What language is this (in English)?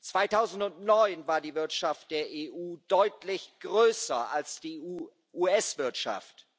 German